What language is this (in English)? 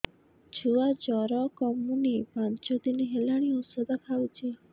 Odia